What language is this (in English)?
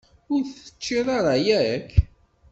Kabyle